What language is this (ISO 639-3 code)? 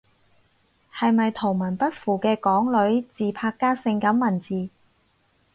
yue